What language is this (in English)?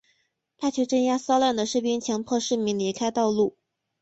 Chinese